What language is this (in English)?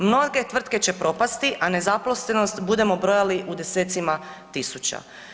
Croatian